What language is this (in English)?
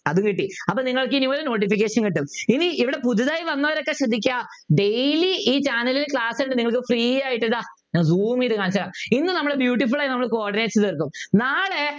Malayalam